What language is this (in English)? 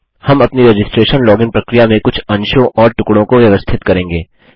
Hindi